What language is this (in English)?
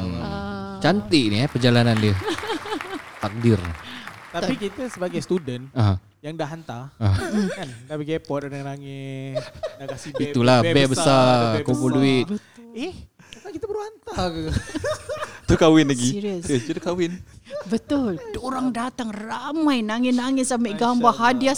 Malay